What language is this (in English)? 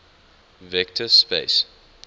English